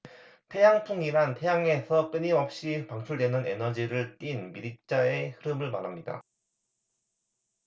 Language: Korean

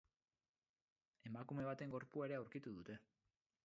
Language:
Basque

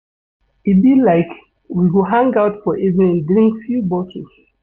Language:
Nigerian Pidgin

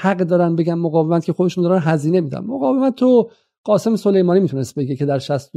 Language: Persian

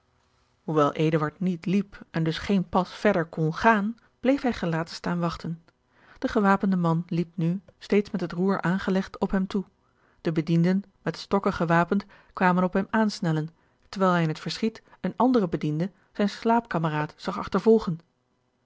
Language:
Dutch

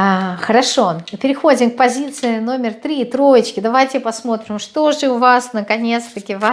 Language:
Russian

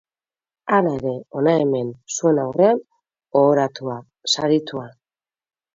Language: Basque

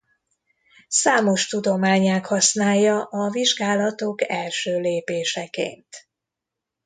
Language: Hungarian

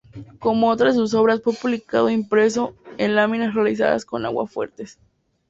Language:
Spanish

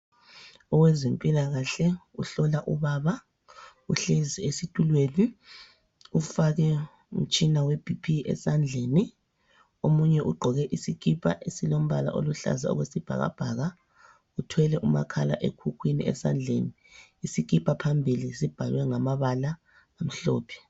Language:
North Ndebele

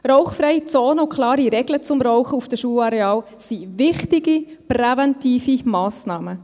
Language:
Swiss German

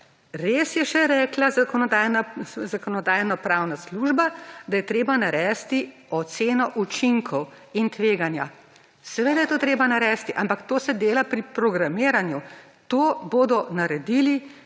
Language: Slovenian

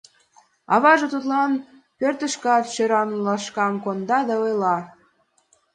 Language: Mari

